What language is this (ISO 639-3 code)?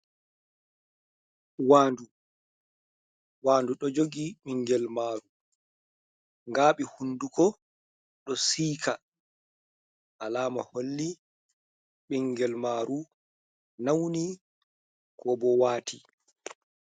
ful